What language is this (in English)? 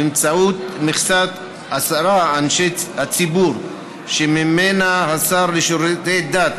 Hebrew